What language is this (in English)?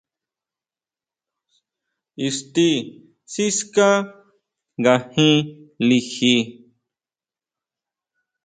Huautla Mazatec